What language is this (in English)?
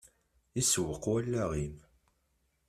Kabyle